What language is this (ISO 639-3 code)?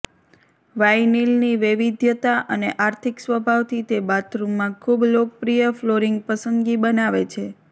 guj